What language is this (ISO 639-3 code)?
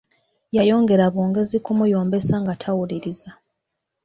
lug